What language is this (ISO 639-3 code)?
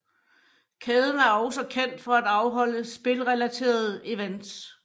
dan